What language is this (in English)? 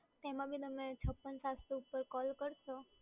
Gujarati